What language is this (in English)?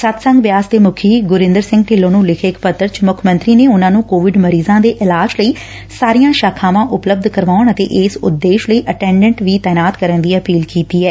Punjabi